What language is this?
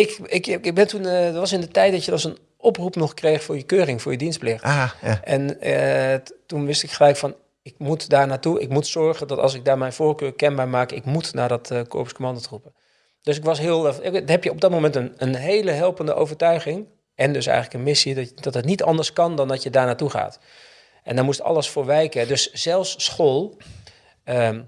Dutch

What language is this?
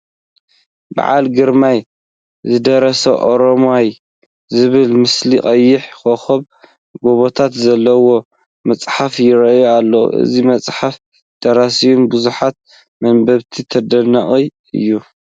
Tigrinya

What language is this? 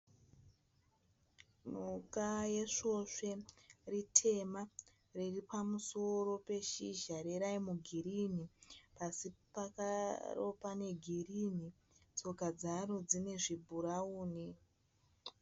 Shona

